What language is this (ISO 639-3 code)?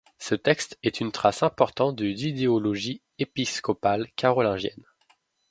fra